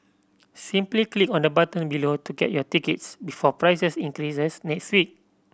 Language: English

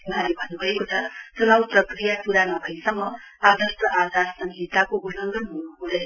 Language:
Nepali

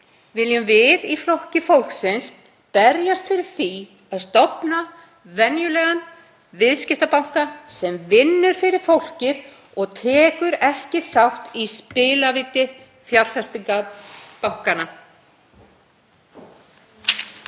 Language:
Icelandic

